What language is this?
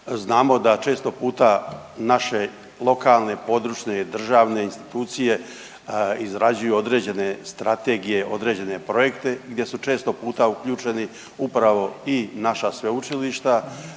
Croatian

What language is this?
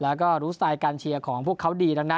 Thai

